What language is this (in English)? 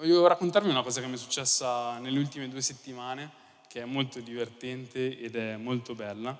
Italian